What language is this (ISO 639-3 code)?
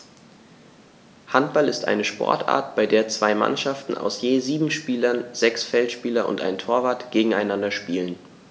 deu